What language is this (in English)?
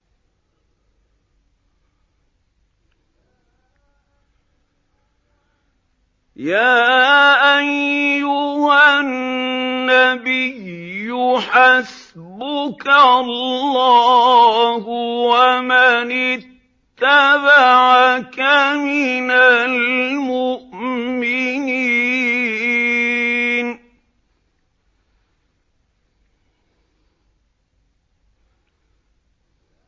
Arabic